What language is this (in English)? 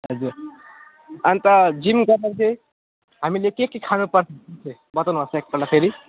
Nepali